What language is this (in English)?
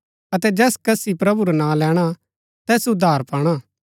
Gaddi